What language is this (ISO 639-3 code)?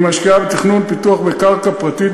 heb